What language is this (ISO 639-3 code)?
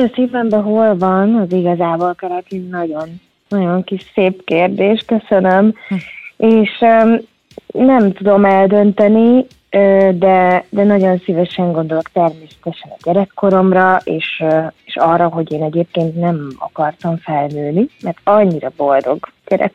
hun